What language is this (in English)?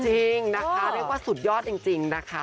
Thai